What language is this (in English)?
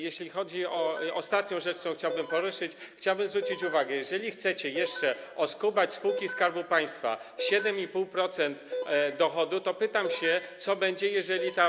Polish